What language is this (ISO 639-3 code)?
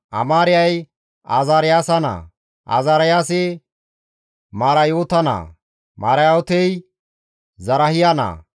gmv